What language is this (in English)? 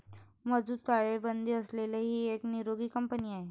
Marathi